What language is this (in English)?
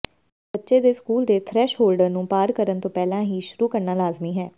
Punjabi